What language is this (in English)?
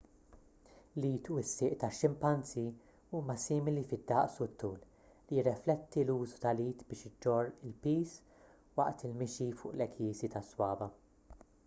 Maltese